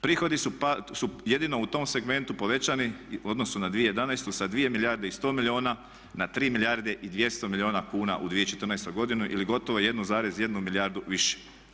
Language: Croatian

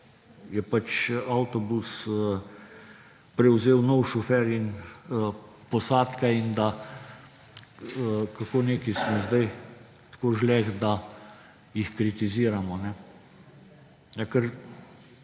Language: Slovenian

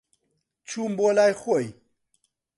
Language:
Central Kurdish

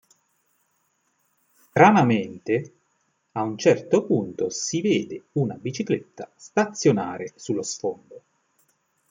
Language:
Italian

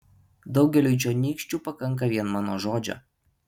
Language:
Lithuanian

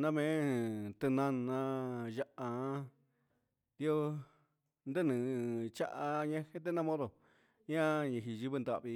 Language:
Huitepec Mixtec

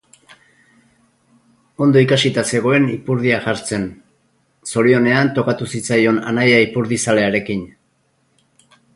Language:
Basque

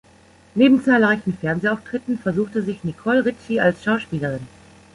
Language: German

